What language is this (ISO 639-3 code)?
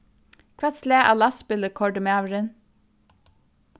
fao